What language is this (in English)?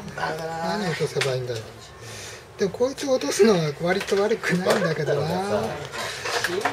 Japanese